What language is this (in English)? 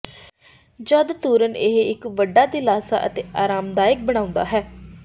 Punjabi